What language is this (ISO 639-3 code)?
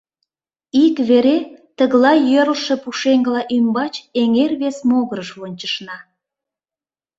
chm